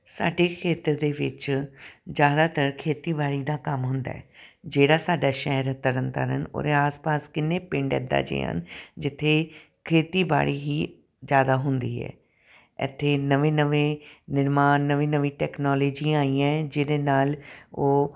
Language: Punjabi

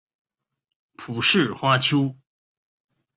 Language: Chinese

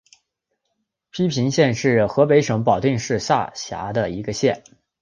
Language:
Chinese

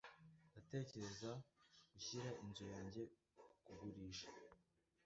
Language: Kinyarwanda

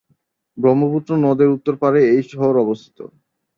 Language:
Bangla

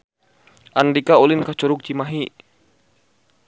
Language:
Sundanese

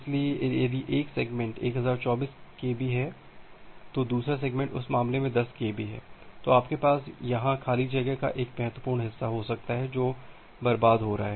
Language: Hindi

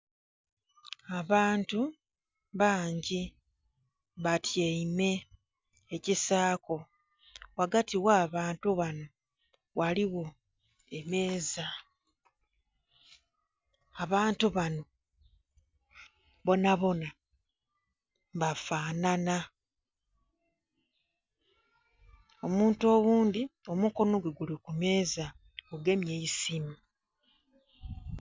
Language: Soga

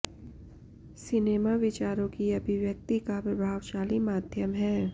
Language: Hindi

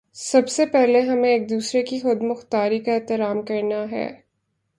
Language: Urdu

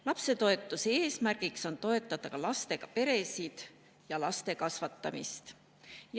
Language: Estonian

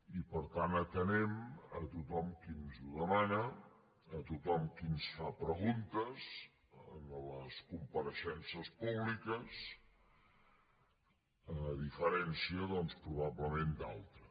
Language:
Catalan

